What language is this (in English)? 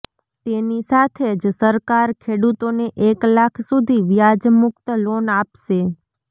Gujarati